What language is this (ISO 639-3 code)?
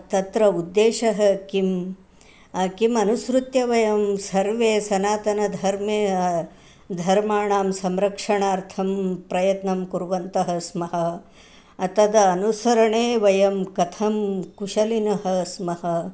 san